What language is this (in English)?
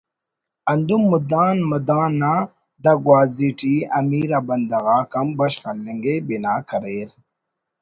Brahui